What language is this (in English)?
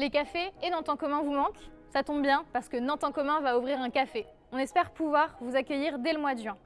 French